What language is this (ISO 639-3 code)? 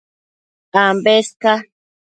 mcf